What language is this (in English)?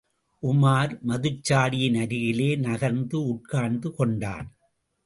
Tamil